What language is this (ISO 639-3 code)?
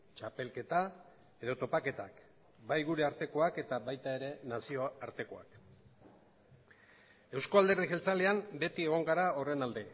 eus